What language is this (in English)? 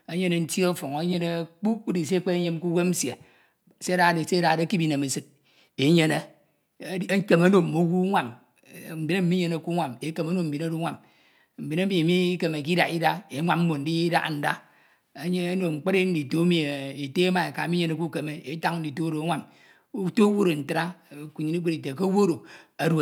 Ito